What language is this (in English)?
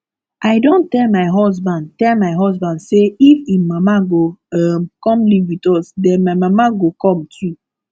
Nigerian Pidgin